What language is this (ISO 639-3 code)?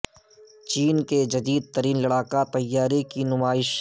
urd